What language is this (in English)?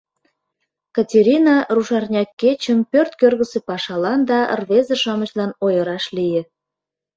Mari